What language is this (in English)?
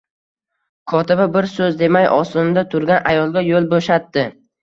Uzbek